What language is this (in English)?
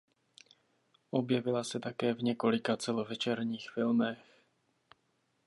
Czech